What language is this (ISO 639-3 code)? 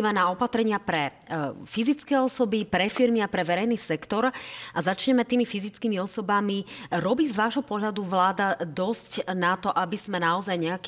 slk